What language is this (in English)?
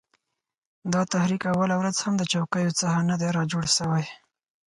Pashto